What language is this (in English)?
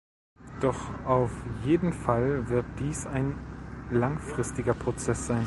German